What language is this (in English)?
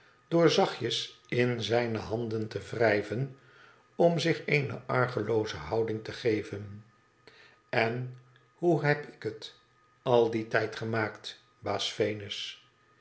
Dutch